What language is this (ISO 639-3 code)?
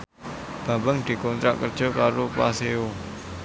jav